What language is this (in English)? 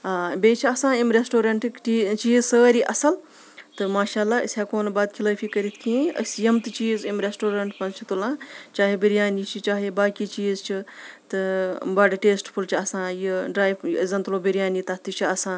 Kashmiri